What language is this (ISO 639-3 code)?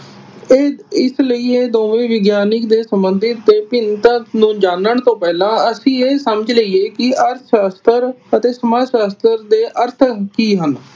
pan